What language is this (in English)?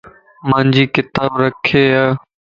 Lasi